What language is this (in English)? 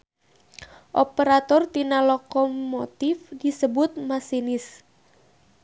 Sundanese